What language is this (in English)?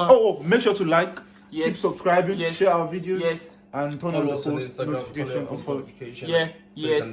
Turkish